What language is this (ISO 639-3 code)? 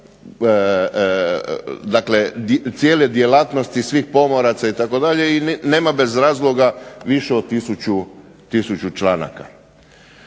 hrv